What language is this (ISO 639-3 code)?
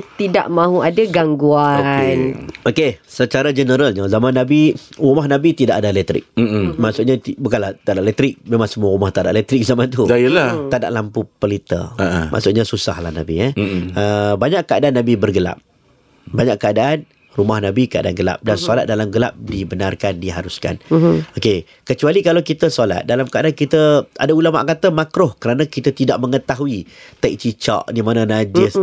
msa